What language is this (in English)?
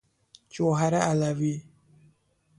Persian